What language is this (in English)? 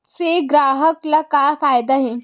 Chhattisgarhi